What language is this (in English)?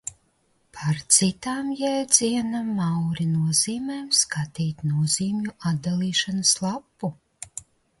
Latvian